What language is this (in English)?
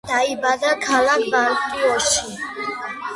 Georgian